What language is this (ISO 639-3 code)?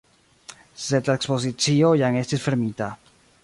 epo